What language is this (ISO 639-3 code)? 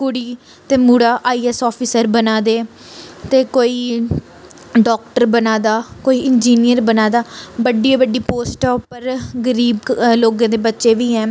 doi